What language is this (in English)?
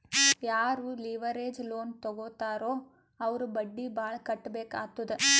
Kannada